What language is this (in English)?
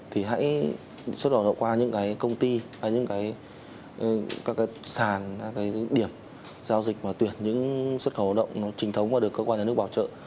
Vietnamese